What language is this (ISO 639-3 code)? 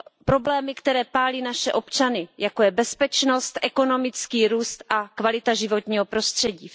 ces